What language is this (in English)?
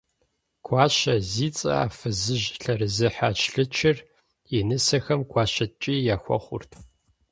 Kabardian